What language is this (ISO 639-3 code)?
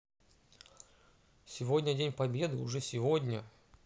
rus